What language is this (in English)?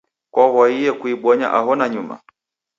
Taita